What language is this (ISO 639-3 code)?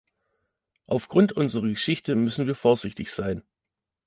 deu